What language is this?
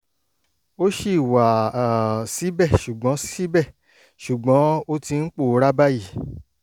Yoruba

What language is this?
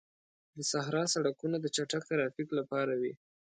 Pashto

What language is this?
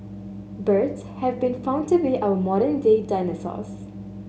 English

